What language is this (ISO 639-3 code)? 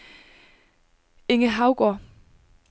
dan